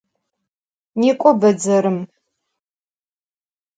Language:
Adyghe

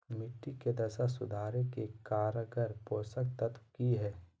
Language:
Magahi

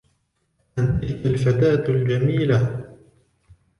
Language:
Arabic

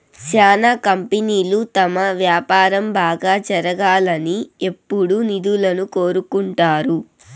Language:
Telugu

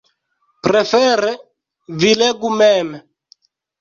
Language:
Esperanto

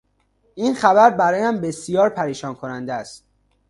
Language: Persian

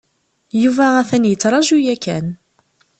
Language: Kabyle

